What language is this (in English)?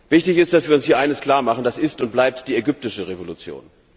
German